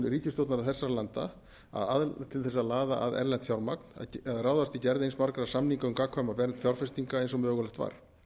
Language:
Icelandic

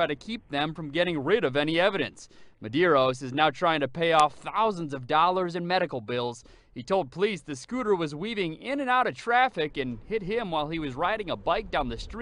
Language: English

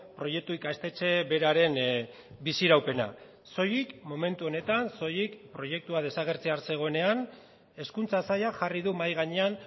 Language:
Basque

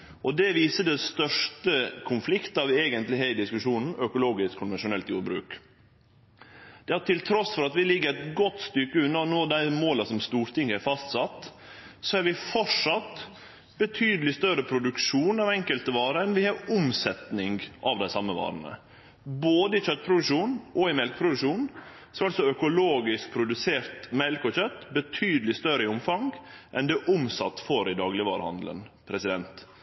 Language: Norwegian Nynorsk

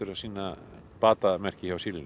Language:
Icelandic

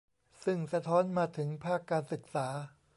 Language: Thai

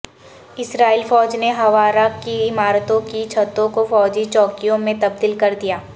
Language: Urdu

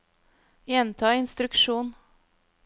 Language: Norwegian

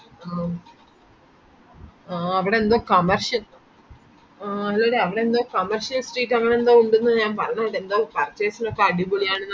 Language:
Malayalam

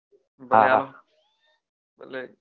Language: Gujarati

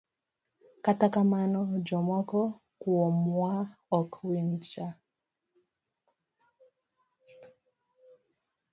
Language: Luo (Kenya and Tanzania)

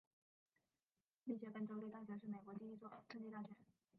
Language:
Chinese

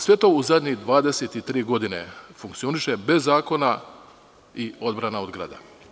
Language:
Serbian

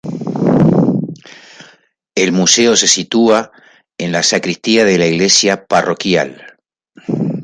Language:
Spanish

